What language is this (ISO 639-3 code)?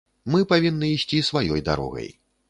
bel